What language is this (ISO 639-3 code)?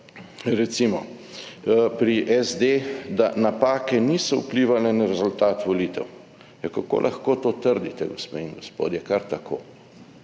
slv